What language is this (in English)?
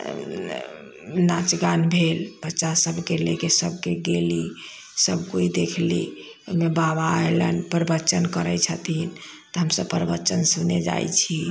Maithili